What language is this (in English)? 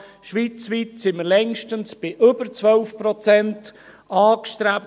Swiss German